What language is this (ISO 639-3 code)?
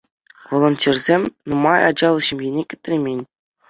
chv